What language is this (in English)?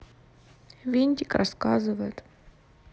Russian